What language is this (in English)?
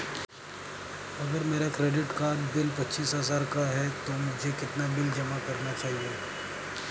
Hindi